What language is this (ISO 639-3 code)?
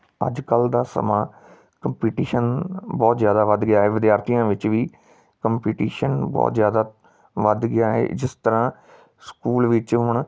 pan